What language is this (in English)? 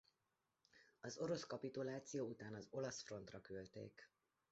Hungarian